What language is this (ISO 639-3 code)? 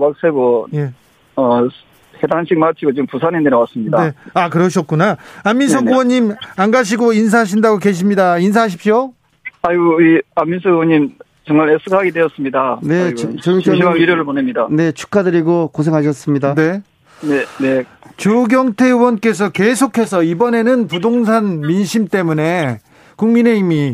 kor